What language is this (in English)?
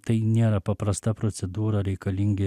Lithuanian